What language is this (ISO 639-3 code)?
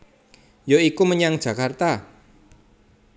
jav